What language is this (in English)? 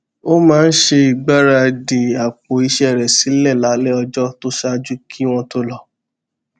Yoruba